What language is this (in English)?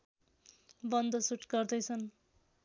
Nepali